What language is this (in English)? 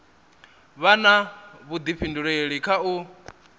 Venda